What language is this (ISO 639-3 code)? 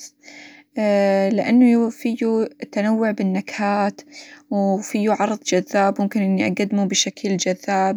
acw